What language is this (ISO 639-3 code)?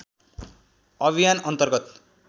nep